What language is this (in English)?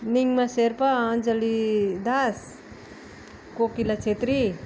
Nepali